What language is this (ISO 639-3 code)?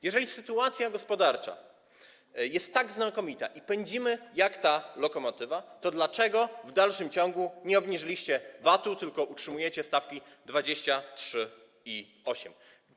pol